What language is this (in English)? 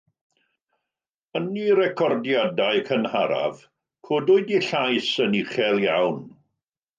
Welsh